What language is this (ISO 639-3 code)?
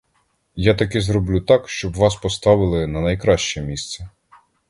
ukr